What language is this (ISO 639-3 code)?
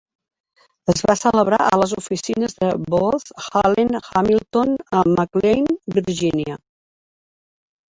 cat